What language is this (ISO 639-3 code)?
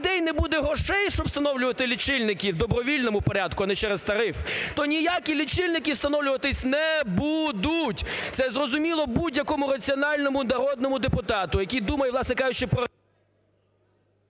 ukr